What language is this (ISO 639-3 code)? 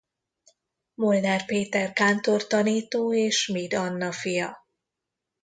hun